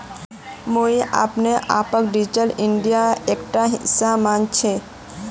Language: Magahi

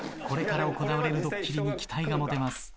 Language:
Japanese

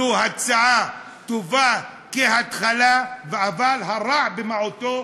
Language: Hebrew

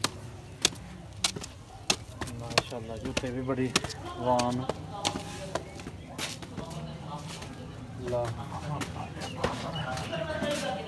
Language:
Turkish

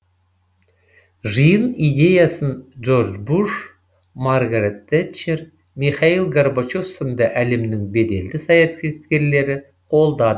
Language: Kazakh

